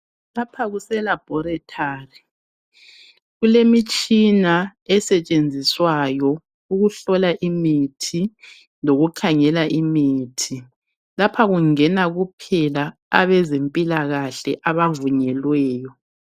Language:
North Ndebele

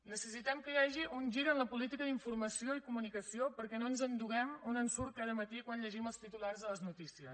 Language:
Catalan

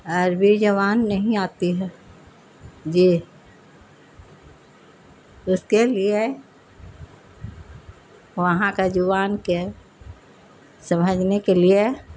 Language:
Urdu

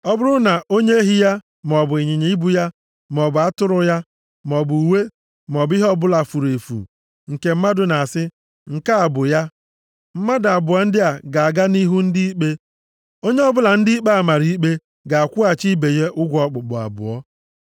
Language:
Igbo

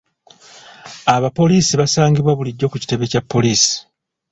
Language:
Ganda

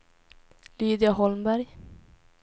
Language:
Swedish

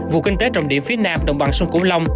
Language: Vietnamese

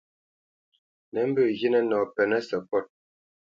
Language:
Bamenyam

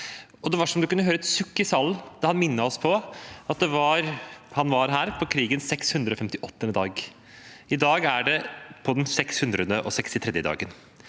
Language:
Norwegian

